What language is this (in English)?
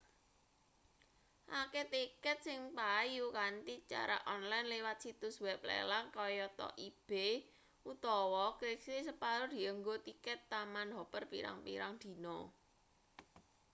Javanese